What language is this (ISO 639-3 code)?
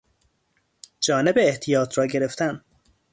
fas